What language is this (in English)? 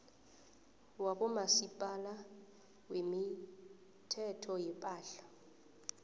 South Ndebele